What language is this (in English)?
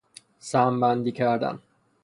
Persian